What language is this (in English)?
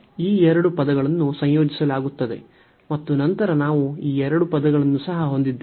Kannada